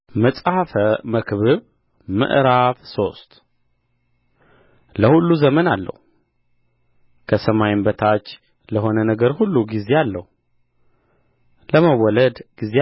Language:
Amharic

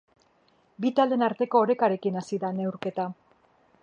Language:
Basque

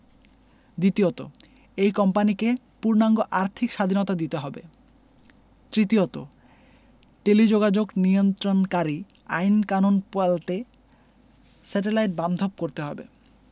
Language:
Bangla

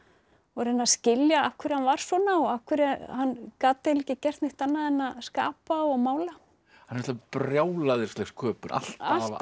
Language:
Icelandic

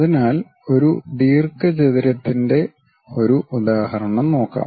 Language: Malayalam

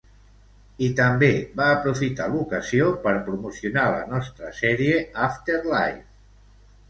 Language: Catalan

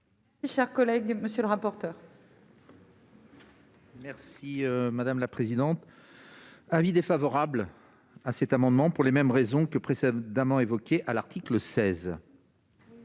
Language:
French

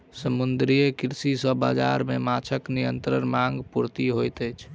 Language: Maithili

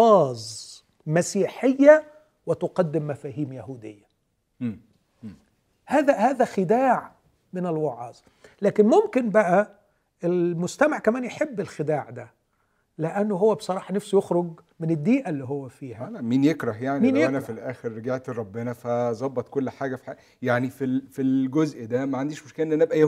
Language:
Arabic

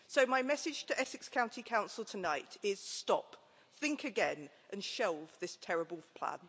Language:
English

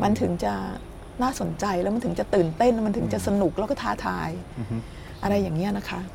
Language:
Thai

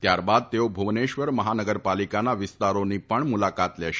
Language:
Gujarati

